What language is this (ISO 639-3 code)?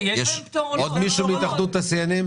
heb